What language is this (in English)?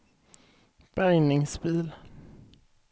Swedish